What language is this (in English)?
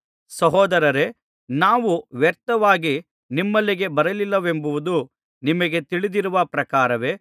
Kannada